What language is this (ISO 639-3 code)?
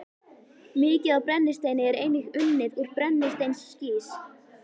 isl